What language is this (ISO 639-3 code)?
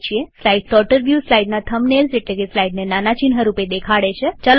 guj